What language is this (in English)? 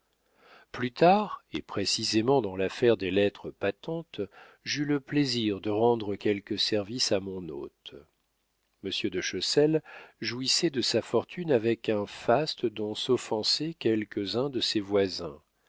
French